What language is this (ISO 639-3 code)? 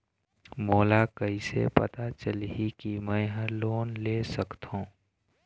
hne